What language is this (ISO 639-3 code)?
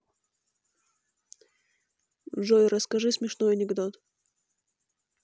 rus